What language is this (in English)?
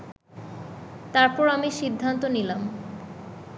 Bangla